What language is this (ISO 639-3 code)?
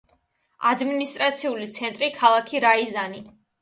kat